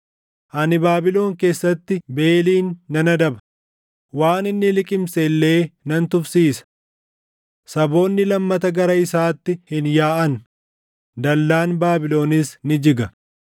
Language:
Oromo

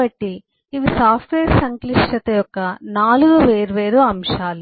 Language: Telugu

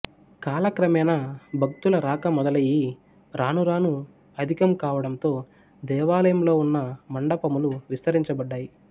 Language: Telugu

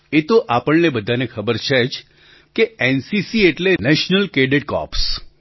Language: Gujarati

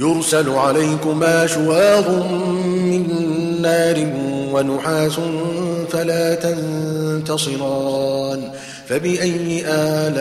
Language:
Arabic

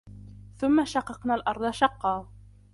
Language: Arabic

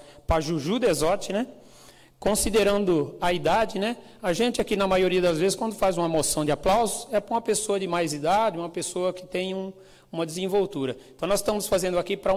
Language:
Portuguese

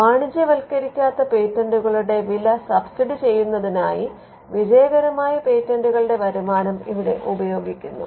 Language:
Malayalam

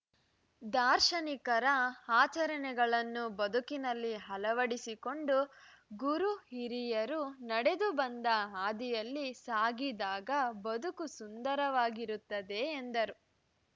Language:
Kannada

